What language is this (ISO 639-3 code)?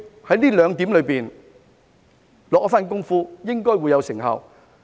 yue